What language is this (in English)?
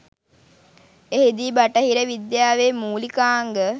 Sinhala